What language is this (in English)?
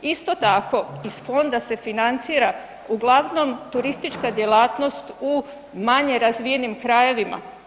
Croatian